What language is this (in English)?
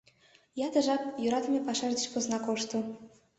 Mari